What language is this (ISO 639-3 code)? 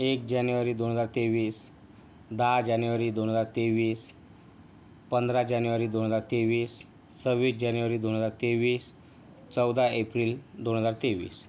mar